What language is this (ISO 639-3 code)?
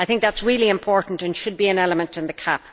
eng